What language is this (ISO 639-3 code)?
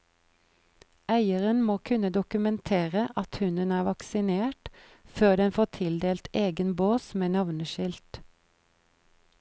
nor